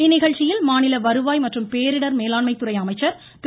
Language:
Tamil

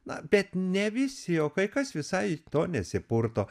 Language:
Lithuanian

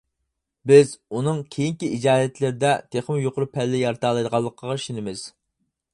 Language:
Uyghur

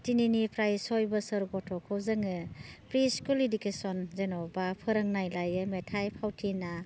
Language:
Bodo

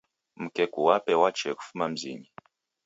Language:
Taita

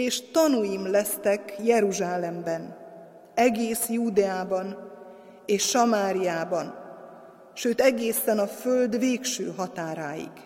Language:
Hungarian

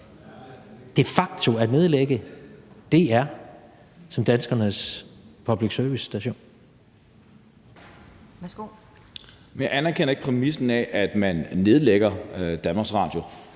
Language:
Danish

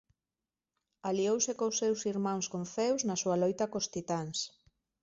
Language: Galician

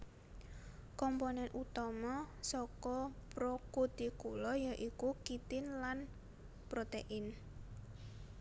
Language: Javanese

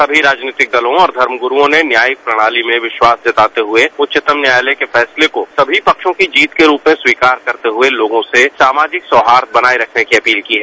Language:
Hindi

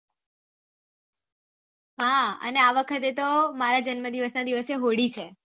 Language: Gujarati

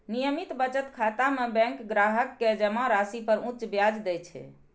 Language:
Maithili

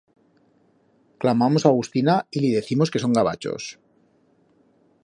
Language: Aragonese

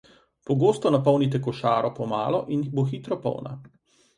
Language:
Slovenian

